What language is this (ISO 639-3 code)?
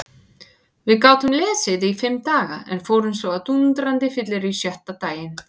isl